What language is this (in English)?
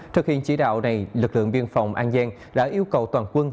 Vietnamese